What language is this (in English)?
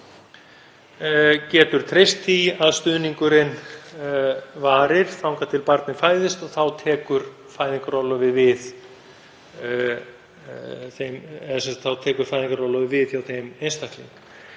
Icelandic